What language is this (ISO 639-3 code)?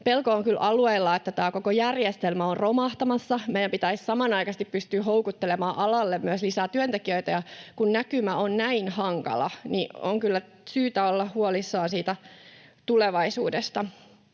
fin